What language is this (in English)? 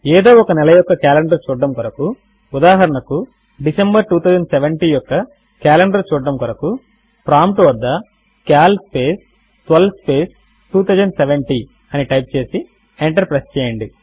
Telugu